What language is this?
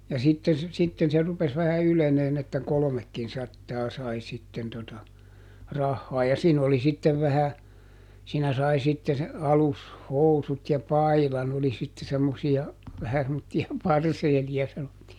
Finnish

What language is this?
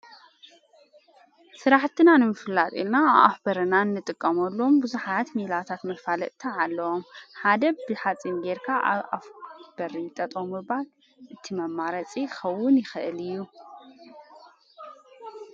Tigrinya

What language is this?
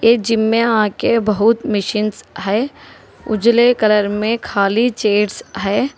Hindi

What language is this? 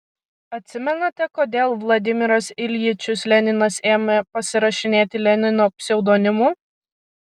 Lithuanian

